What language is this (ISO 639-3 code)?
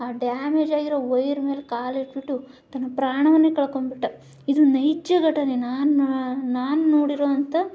kan